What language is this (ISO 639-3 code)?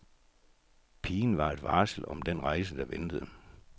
dan